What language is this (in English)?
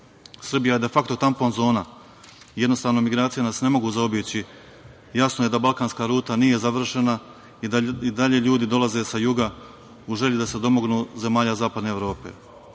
Serbian